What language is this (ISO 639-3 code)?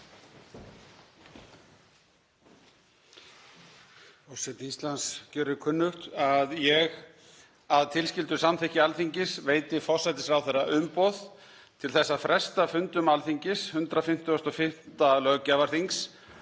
isl